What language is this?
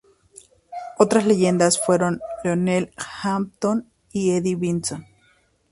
Spanish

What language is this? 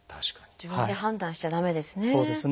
Japanese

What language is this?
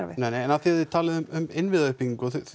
Icelandic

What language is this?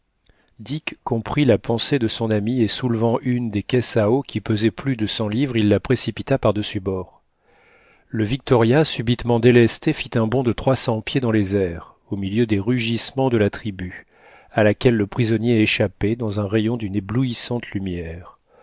French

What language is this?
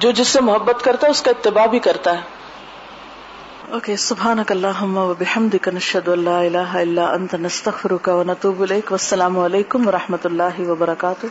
Urdu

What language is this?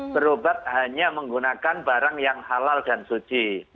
Indonesian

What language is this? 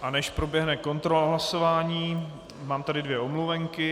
Czech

